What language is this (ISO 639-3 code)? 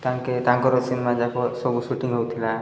ori